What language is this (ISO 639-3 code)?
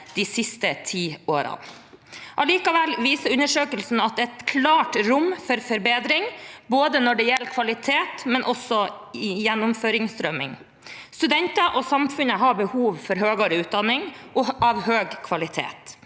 nor